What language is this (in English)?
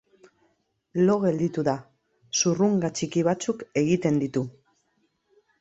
Basque